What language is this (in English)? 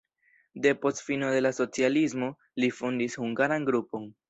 Esperanto